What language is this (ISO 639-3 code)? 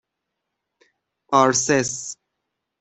fas